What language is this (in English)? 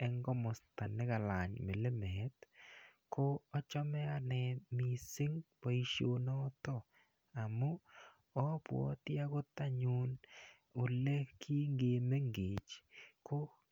Kalenjin